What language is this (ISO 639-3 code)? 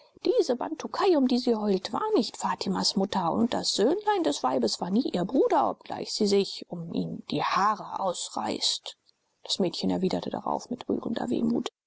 deu